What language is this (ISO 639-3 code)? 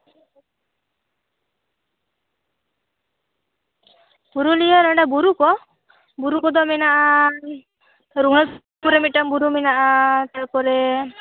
sat